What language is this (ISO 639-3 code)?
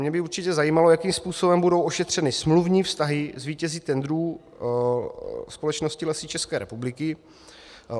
ces